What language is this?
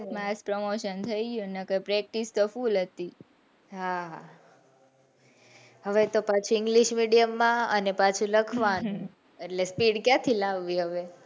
Gujarati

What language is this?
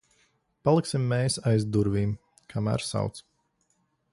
Latvian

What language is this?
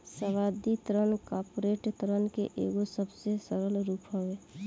Bhojpuri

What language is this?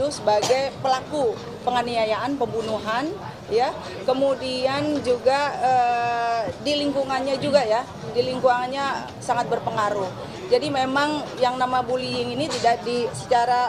Indonesian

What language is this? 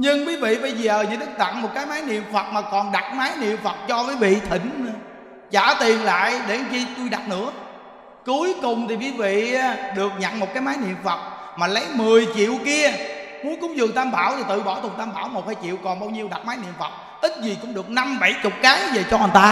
Vietnamese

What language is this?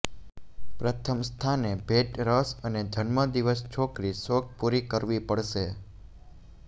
Gujarati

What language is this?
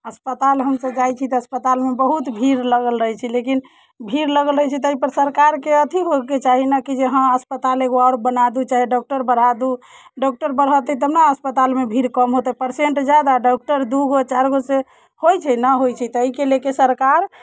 Maithili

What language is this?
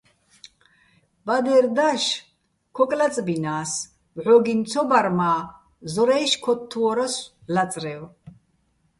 Bats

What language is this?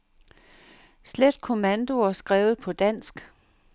Danish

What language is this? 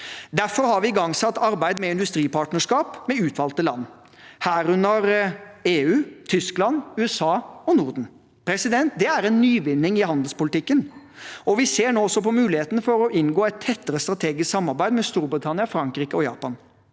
Norwegian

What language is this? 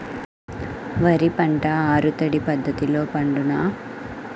Telugu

